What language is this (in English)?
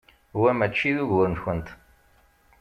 Kabyle